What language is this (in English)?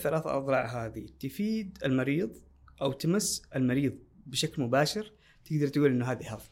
Arabic